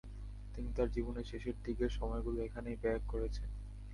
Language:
Bangla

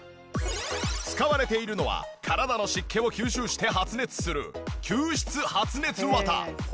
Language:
Japanese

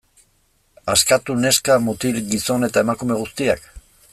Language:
Basque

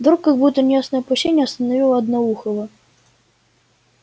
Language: Russian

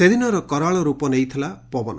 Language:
Odia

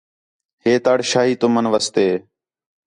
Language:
Khetrani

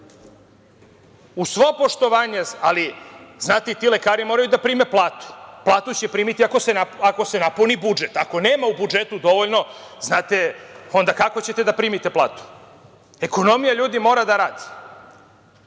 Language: Serbian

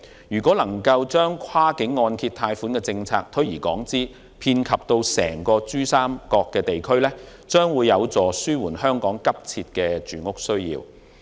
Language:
Cantonese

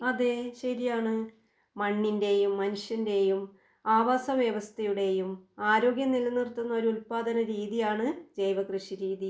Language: Malayalam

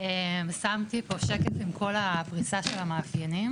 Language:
Hebrew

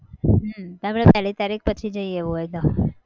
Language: Gujarati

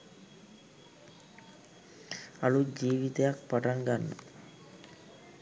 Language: Sinhala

